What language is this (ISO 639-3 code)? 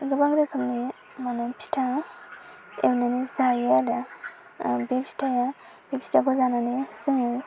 brx